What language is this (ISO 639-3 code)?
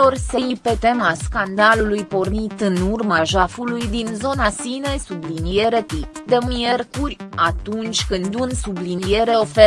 ron